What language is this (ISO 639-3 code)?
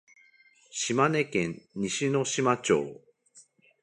jpn